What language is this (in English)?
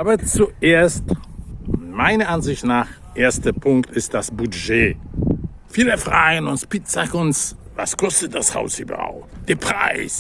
German